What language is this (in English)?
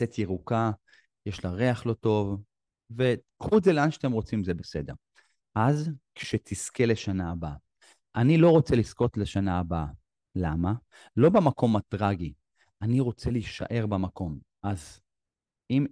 Hebrew